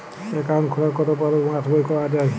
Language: Bangla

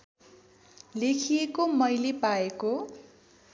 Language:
Nepali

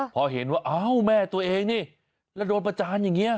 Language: Thai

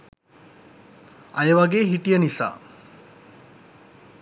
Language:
Sinhala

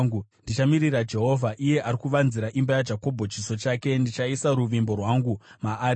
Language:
Shona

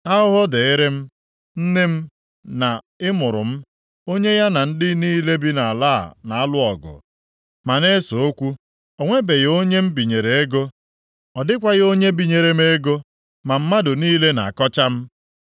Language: Igbo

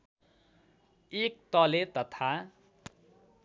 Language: Nepali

